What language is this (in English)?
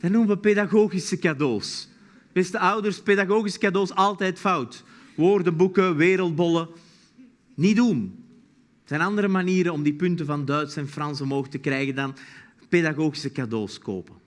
Dutch